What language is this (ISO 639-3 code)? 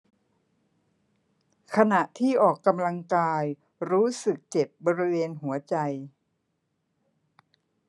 tha